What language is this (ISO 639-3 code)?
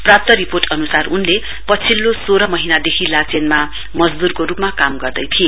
nep